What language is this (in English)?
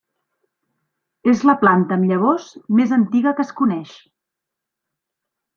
Catalan